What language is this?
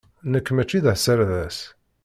Kabyle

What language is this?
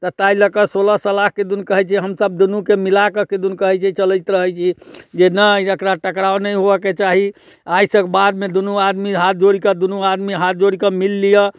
Maithili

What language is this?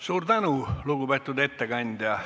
Estonian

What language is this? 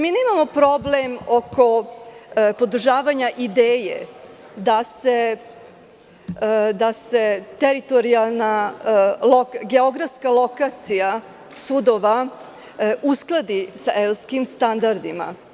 Serbian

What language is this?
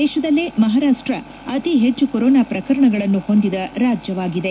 Kannada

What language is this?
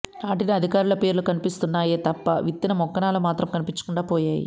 Telugu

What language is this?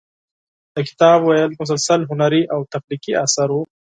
Pashto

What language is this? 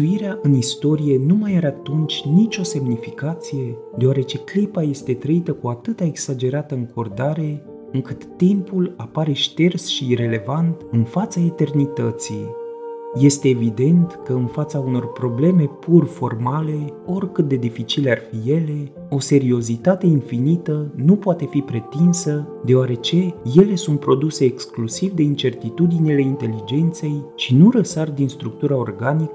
Romanian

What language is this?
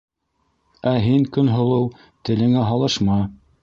Bashkir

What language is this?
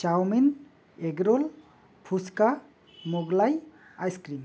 Bangla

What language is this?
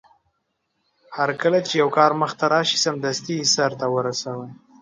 Pashto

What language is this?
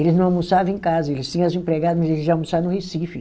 Portuguese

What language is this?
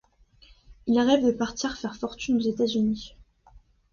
French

